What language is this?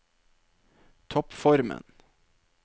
Norwegian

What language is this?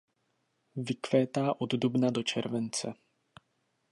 Czech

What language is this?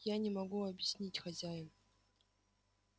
Russian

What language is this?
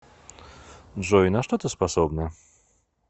Russian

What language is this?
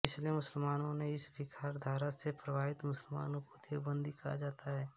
Hindi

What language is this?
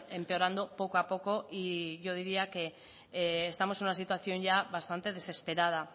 Spanish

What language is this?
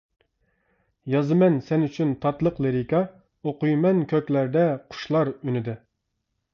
Uyghur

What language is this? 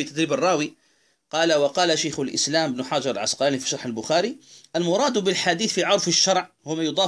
Arabic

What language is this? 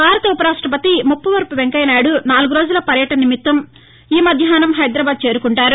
Telugu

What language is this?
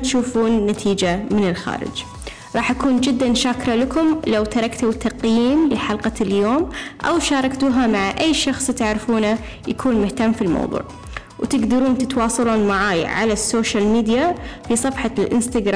Arabic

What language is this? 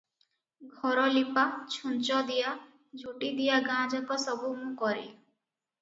Odia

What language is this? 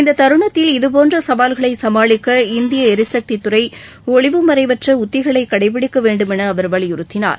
Tamil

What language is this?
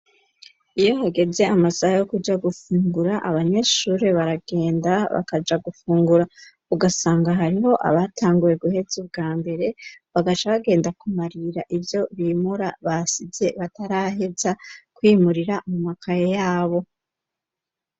Rundi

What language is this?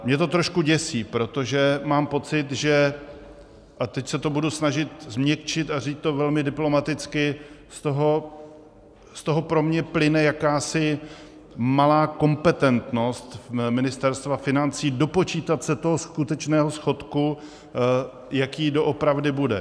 Czech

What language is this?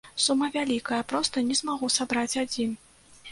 Belarusian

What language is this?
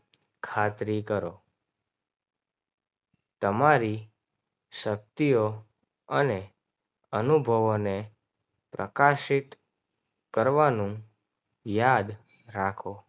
Gujarati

